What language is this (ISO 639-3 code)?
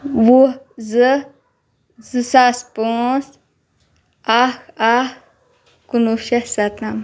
kas